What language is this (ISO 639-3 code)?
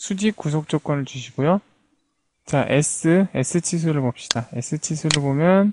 kor